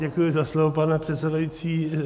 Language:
Czech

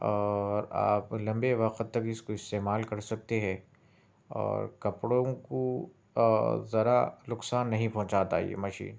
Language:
Urdu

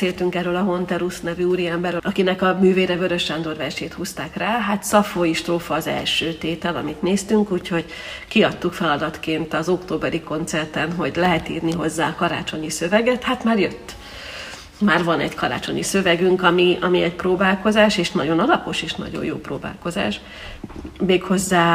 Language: Hungarian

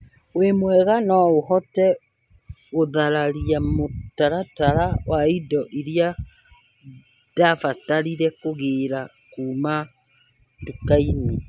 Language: Kikuyu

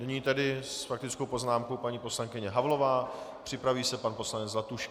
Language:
Czech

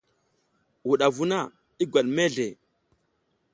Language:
South Giziga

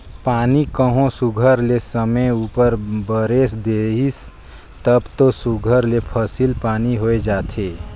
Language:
Chhattisgarhi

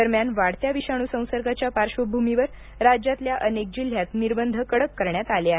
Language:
Marathi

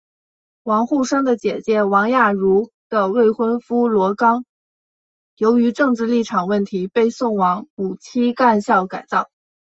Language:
Chinese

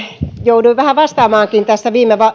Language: Finnish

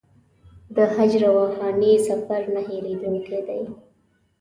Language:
Pashto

